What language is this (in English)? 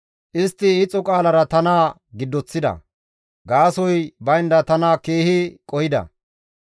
Gamo